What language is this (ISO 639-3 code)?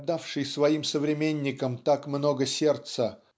rus